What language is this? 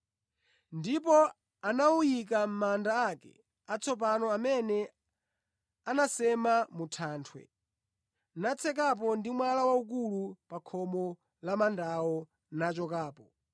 Nyanja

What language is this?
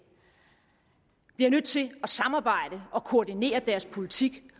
Danish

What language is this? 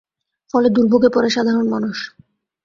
Bangla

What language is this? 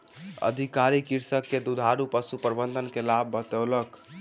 Maithili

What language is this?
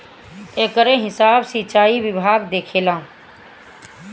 Bhojpuri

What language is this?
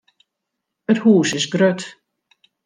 Western Frisian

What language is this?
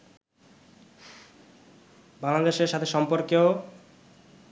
Bangla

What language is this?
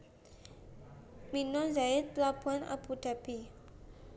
Javanese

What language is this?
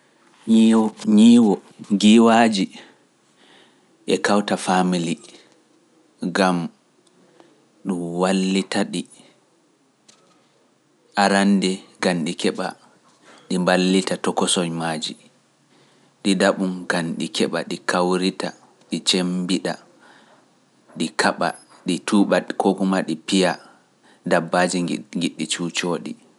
Pular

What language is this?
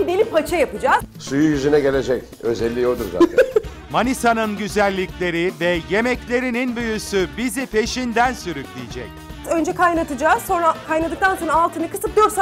Turkish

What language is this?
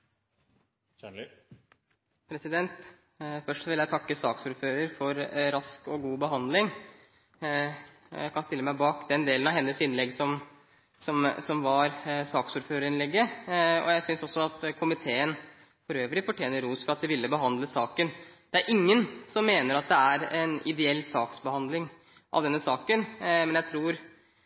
Norwegian Bokmål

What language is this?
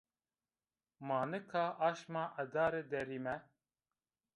Zaza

